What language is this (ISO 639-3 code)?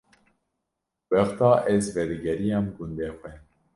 kur